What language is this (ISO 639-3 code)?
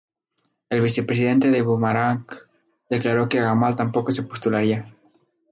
spa